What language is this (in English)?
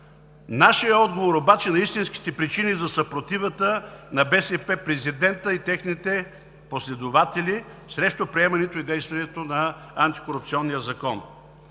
Bulgarian